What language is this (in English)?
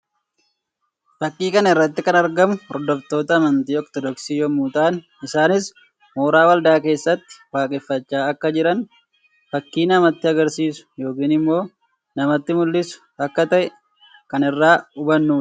Oromo